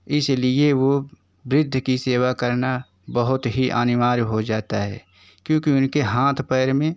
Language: Hindi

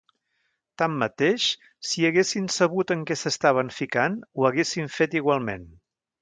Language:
Catalan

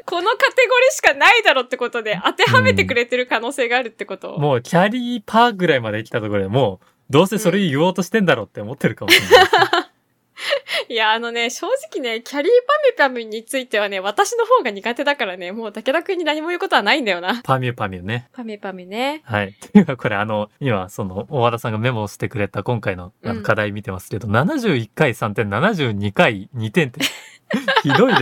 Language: Japanese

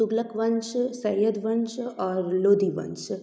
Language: Maithili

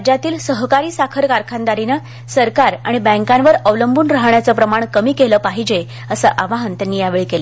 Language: Marathi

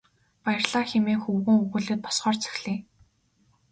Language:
Mongolian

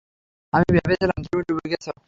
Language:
Bangla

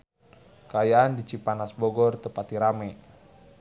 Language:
Sundanese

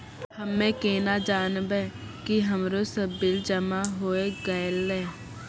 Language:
Maithili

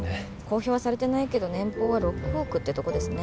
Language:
Japanese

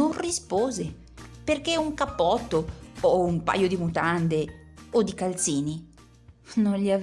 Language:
Italian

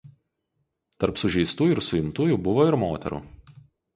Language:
Lithuanian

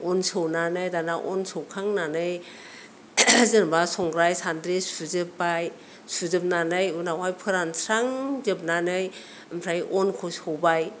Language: Bodo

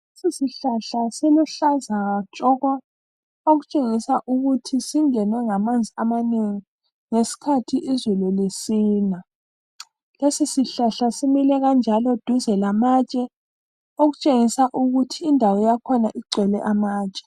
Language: North Ndebele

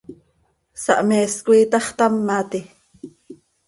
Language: Seri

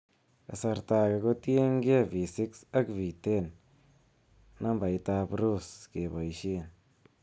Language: Kalenjin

